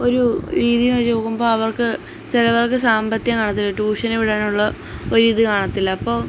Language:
Malayalam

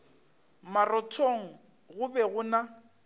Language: Northern Sotho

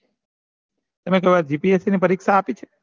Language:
Gujarati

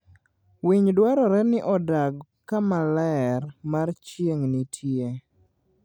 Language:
Luo (Kenya and Tanzania)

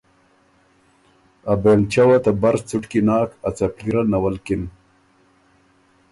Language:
Ormuri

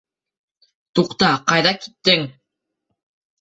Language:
Bashkir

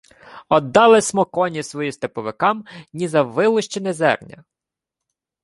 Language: Ukrainian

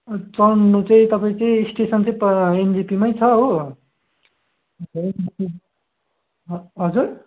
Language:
Nepali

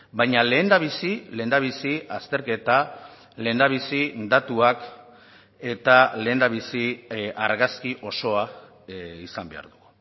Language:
Basque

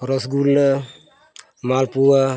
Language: Santali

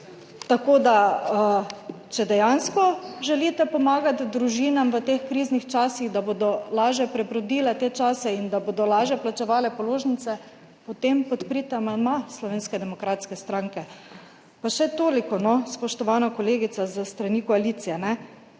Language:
Slovenian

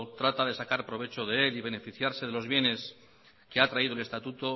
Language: Spanish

